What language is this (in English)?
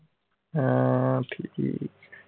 Punjabi